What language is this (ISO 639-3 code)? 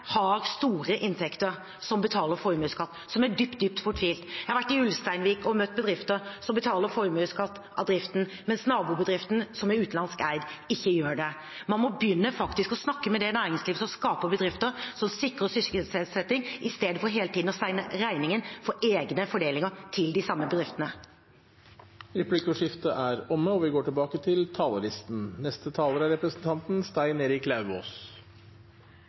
nor